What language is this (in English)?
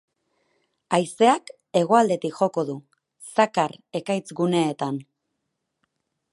Basque